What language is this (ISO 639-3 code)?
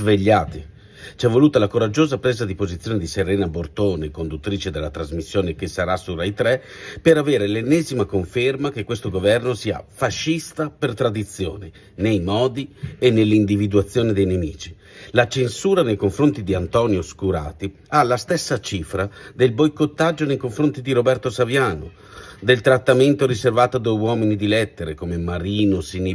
ita